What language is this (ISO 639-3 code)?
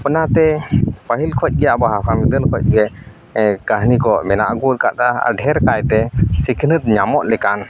sat